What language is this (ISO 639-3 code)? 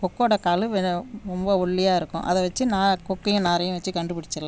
tam